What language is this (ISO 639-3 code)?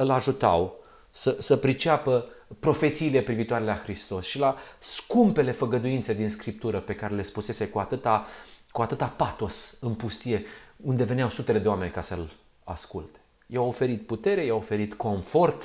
ron